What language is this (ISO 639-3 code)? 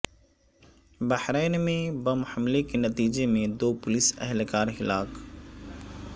urd